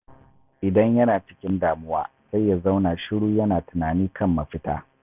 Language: Hausa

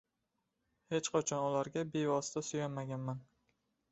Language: Uzbek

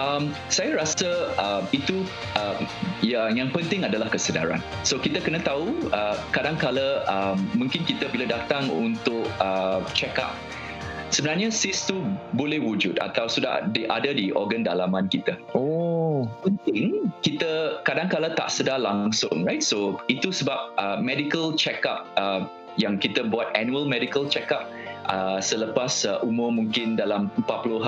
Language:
Malay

